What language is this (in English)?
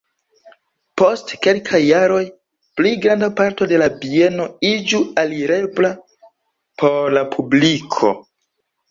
Esperanto